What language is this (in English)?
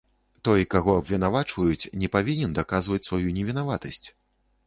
Belarusian